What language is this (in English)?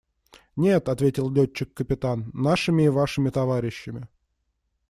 Russian